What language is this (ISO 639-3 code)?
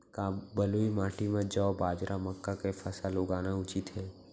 hne